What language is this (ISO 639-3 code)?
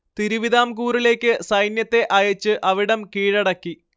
mal